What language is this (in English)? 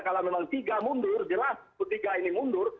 Indonesian